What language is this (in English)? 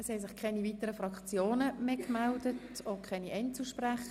Swiss German